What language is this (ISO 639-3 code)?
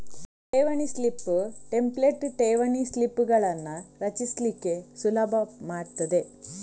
kan